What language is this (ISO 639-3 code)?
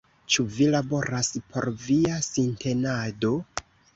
epo